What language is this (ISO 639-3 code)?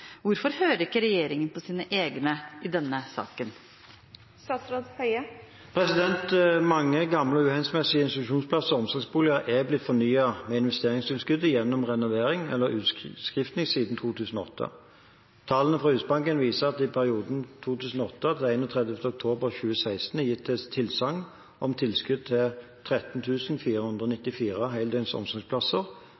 nob